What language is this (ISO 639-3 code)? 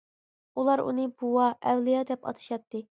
uig